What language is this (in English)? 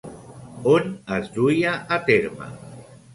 Catalan